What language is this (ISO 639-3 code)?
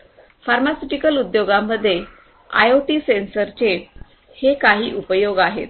mar